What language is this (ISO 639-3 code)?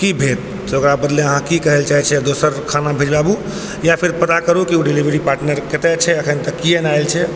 mai